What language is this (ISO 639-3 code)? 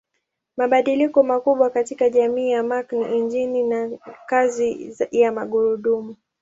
swa